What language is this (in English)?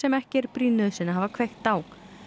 Icelandic